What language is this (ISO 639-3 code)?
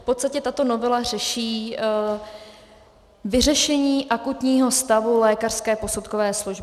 ces